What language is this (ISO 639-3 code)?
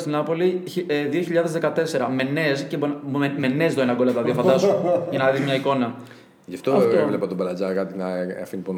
ell